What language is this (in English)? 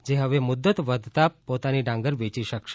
Gujarati